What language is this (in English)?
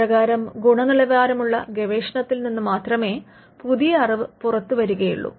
Malayalam